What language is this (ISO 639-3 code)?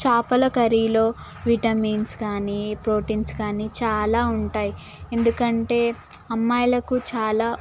tel